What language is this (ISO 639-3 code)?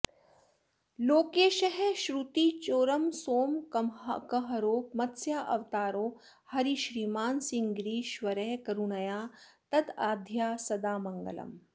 san